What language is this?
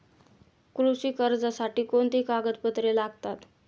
Marathi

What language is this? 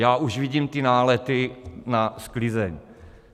Czech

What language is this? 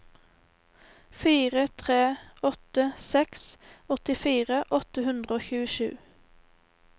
Norwegian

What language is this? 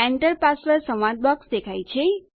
Gujarati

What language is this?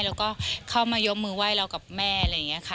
Thai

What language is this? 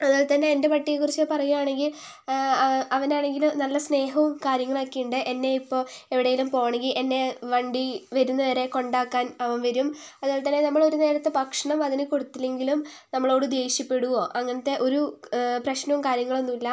Malayalam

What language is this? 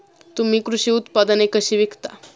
Marathi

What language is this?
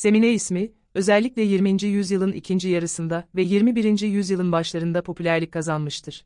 Turkish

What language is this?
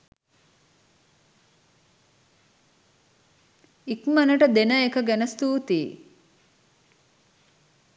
Sinhala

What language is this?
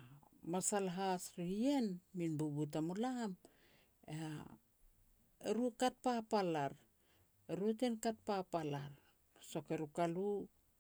Petats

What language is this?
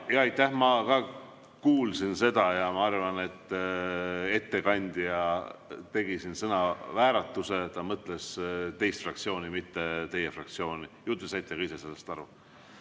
Estonian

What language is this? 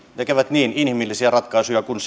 Finnish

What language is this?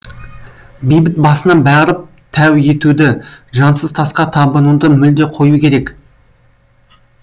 Kazakh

